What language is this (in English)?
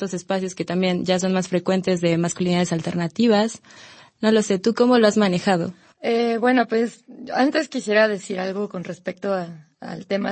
Spanish